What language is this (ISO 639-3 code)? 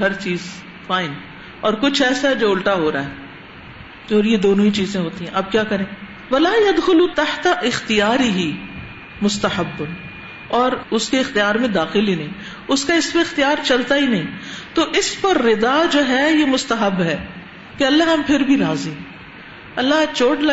urd